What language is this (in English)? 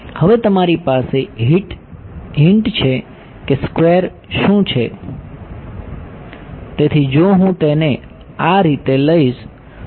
Gujarati